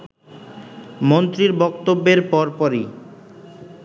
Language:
Bangla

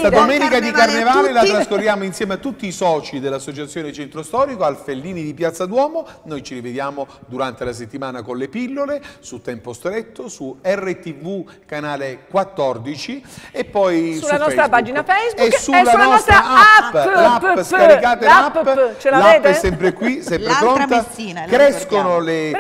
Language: Italian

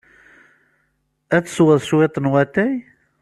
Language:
Kabyle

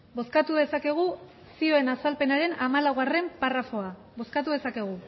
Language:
Basque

